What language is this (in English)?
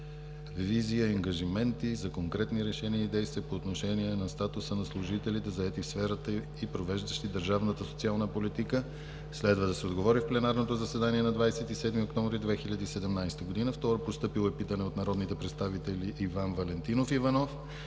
Bulgarian